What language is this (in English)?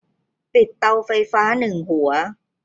Thai